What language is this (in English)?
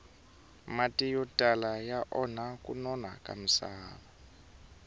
Tsonga